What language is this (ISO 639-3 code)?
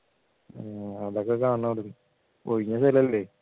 mal